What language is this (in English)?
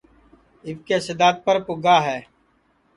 Sansi